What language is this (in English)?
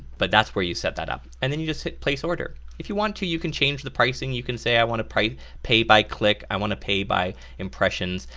English